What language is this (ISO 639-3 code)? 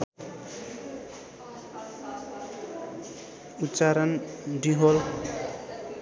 nep